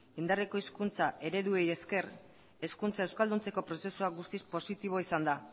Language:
Basque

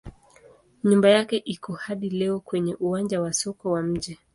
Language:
Swahili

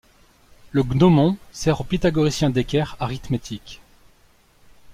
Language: French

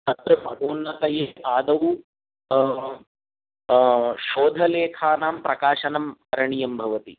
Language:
Sanskrit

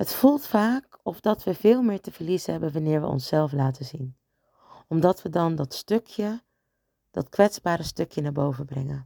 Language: Dutch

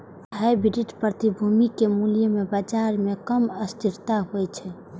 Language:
Maithili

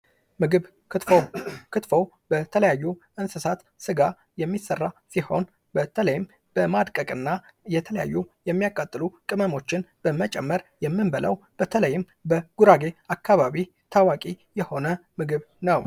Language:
Amharic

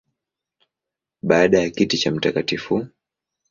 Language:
Swahili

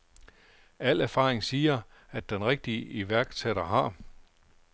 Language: Danish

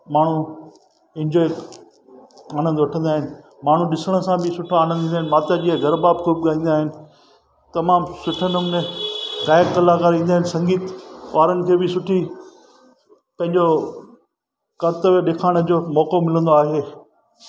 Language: Sindhi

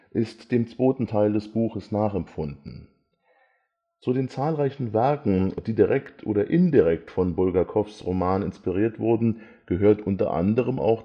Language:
German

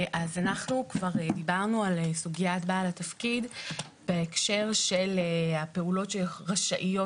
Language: Hebrew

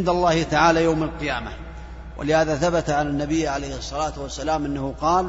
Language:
Arabic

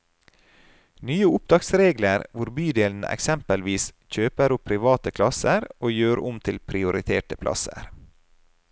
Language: Norwegian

